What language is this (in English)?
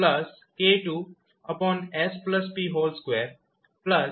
Gujarati